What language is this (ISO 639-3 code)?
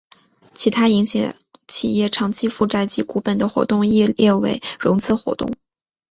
zho